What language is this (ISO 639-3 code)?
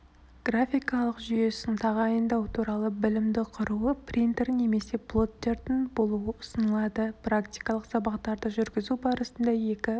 kaz